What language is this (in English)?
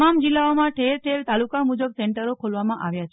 Gujarati